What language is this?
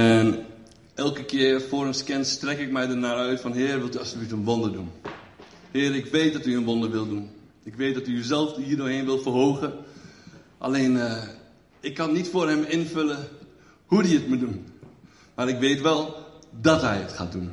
Dutch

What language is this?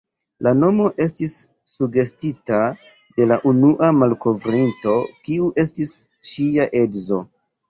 Esperanto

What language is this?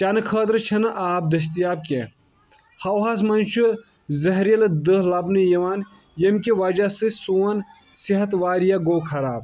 Kashmiri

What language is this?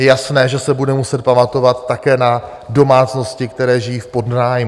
Czech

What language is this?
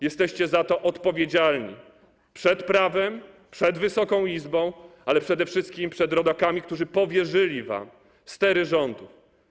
Polish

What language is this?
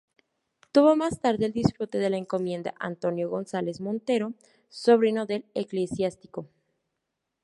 Spanish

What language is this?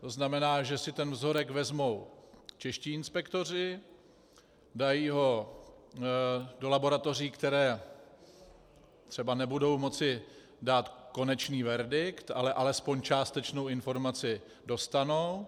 Czech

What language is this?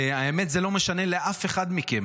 Hebrew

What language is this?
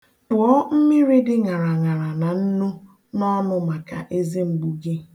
Igbo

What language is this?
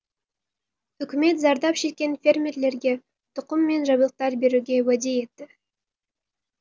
Kazakh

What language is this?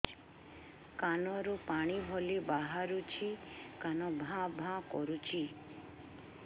Odia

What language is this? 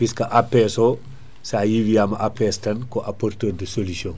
Fula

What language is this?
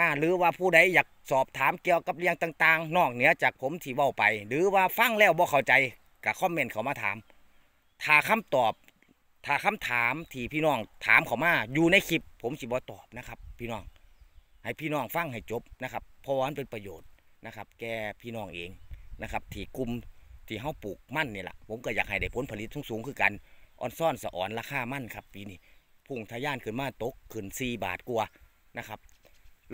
Thai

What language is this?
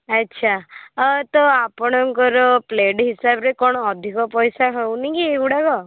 Odia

